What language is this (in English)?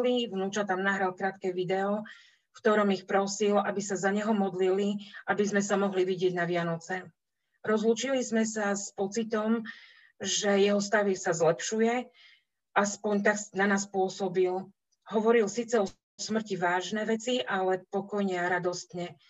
Slovak